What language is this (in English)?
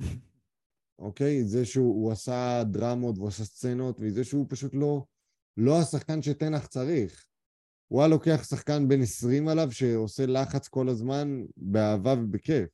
Hebrew